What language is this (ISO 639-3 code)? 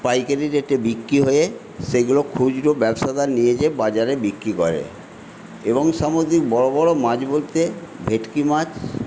ben